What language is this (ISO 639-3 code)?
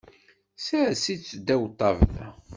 kab